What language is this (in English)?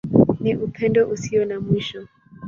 Swahili